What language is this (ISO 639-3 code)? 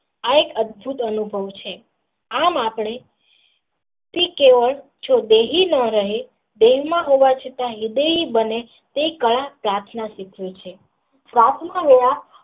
guj